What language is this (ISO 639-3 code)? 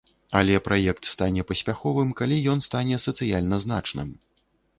bel